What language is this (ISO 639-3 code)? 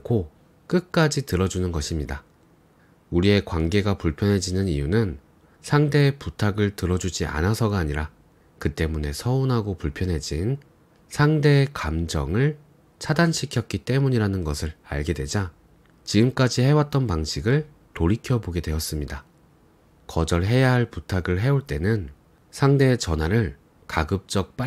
kor